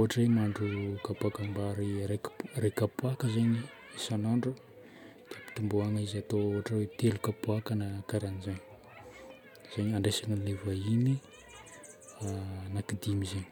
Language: Northern Betsimisaraka Malagasy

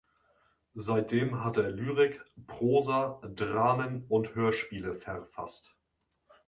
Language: German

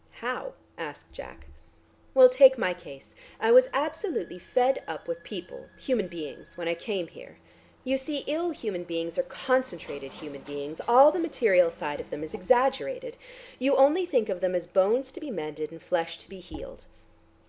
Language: English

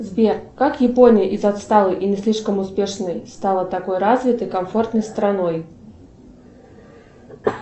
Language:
Russian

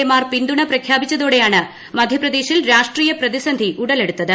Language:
Malayalam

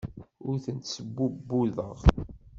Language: Kabyle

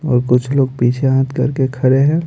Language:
Hindi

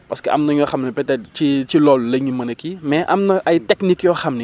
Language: Wolof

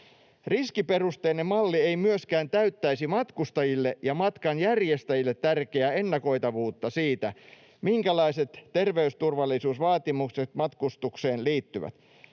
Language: Finnish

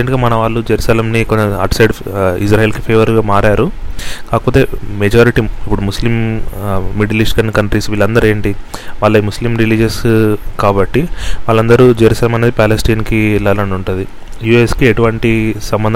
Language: Telugu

